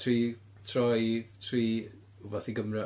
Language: Welsh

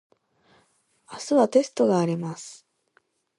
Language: Japanese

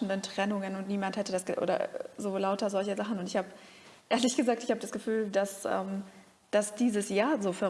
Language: German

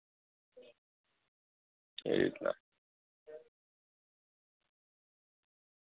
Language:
Gujarati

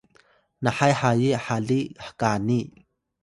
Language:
Atayal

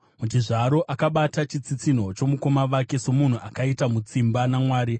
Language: Shona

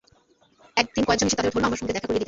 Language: Bangla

